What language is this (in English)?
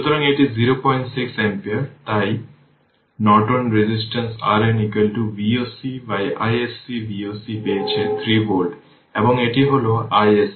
Bangla